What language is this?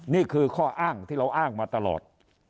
Thai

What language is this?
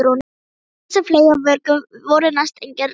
Icelandic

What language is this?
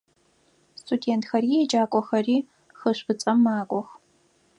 Adyghe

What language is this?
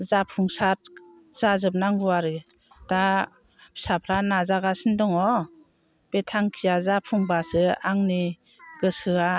Bodo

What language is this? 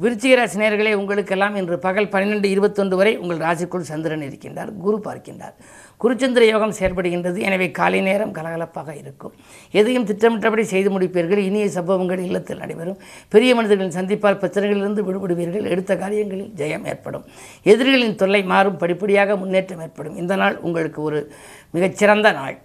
Tamil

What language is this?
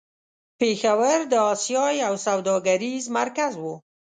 Pashto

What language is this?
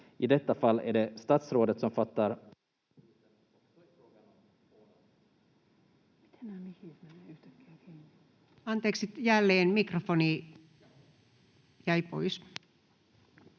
Finnish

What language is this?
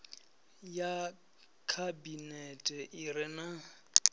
Venda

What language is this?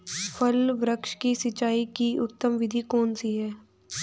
Hindi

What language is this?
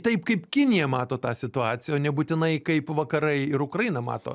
Lithuanian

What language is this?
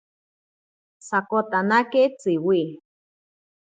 Ashéninka Perené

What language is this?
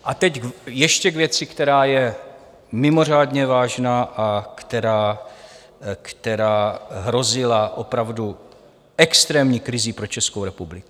Czech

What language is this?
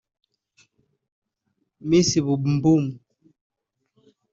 Kinyarwanda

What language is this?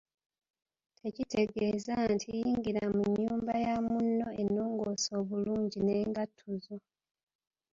Ganda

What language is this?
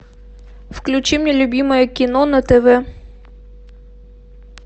Russian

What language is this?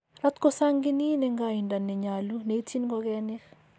Kalenjin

